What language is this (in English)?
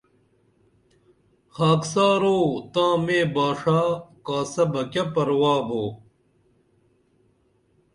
Dameli